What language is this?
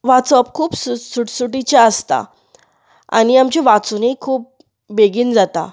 Konkani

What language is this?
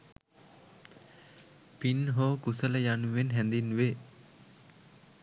Sinhala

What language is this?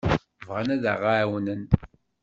Kabyle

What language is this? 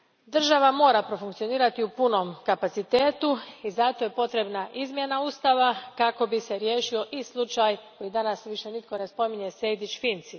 Croatian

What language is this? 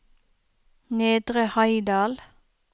Norwegian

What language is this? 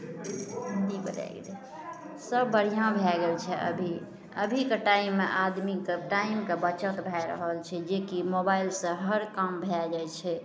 Maithili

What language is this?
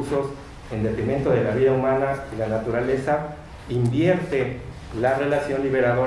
Spanish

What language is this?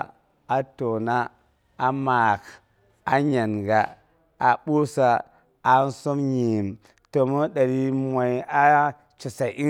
Boghom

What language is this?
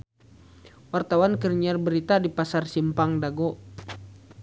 Sundanese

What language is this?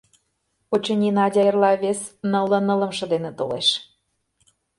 Mari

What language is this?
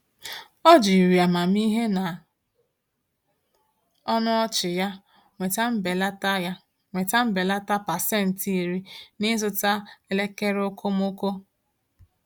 Igbo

